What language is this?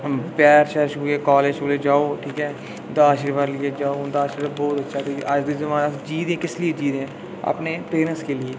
Dogri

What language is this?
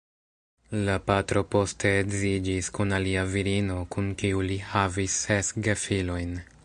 Esperanto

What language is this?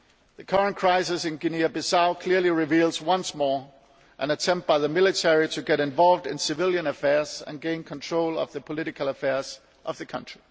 English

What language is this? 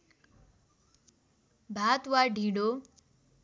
Nepali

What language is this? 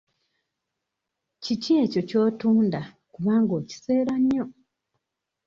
Ganda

